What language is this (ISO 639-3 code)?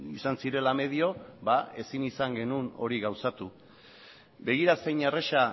eus